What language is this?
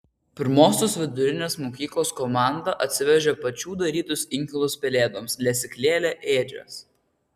Lithuanian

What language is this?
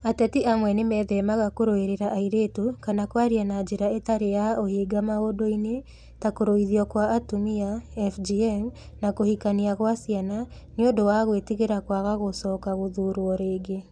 Kikuyu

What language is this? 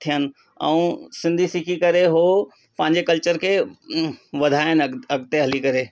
Sindhi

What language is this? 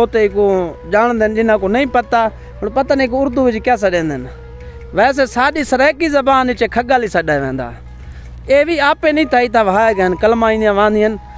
Hindi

